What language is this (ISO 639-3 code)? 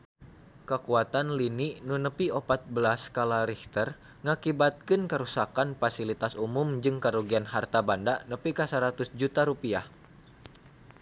sun